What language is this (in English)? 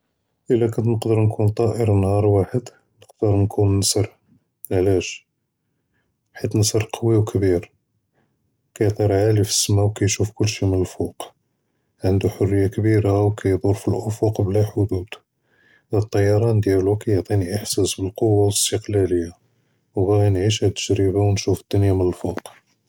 Judeo-Arabic